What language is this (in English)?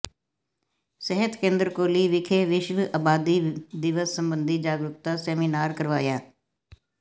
Punjabi